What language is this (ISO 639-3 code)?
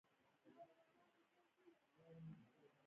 pus